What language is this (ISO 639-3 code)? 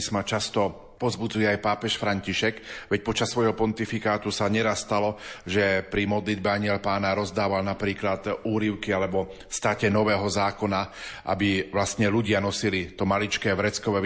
slk